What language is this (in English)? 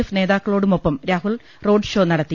Malayalam